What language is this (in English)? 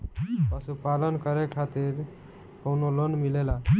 Bhojpuri